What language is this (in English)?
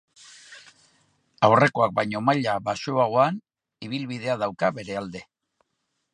Basque